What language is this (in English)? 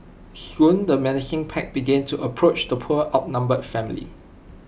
English